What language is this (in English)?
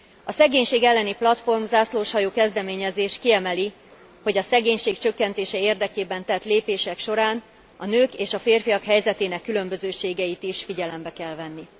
Hungarian